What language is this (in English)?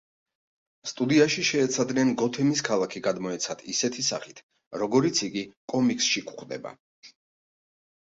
Georgian